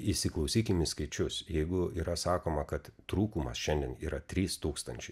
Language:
Lithuanian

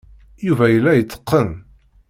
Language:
Kabyle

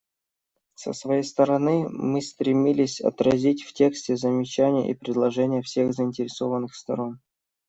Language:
Russian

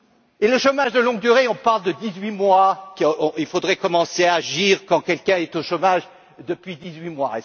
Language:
French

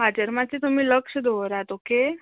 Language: Konkani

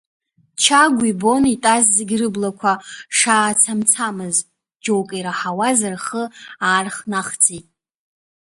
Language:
Abkhazian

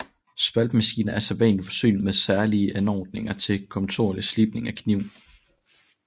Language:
Danish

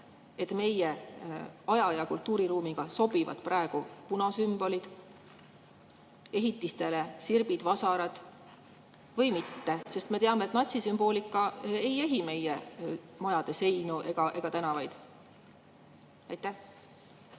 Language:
Estonian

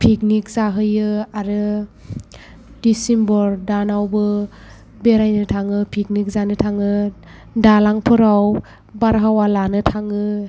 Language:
Bodo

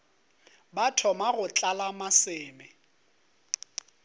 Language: Northern Sotho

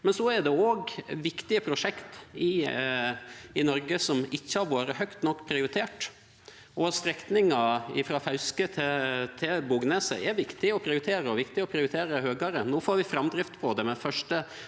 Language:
Norwegian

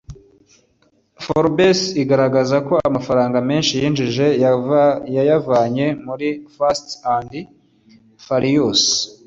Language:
Kinyarwanda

